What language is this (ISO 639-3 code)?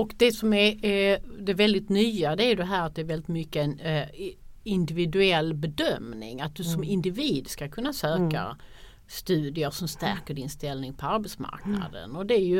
swe